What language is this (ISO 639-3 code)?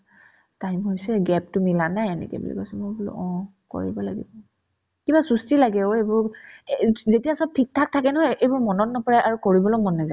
asm